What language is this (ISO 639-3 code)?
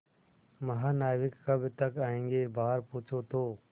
hin